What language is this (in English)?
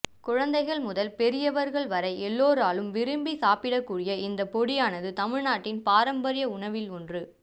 Tamil